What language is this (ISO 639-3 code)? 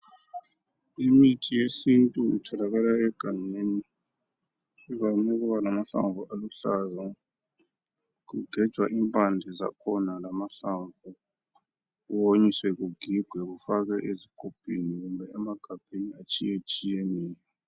nde